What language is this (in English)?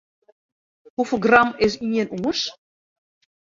Western Frisian